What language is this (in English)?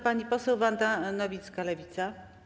Polish